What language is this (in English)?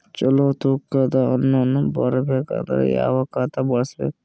Kannada